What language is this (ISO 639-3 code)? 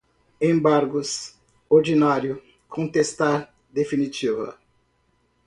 por